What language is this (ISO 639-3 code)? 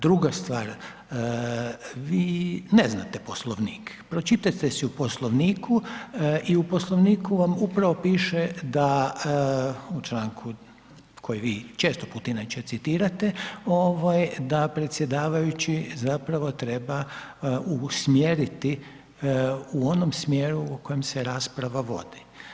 hrv